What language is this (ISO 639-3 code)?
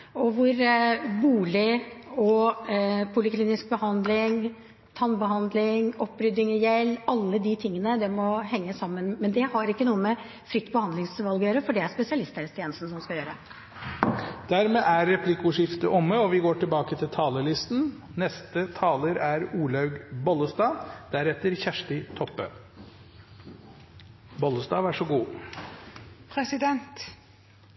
nor